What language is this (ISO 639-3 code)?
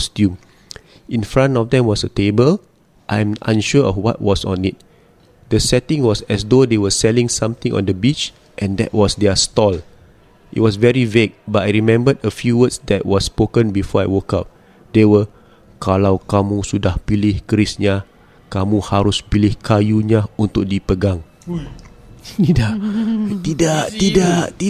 msa